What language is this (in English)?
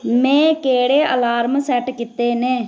Dogri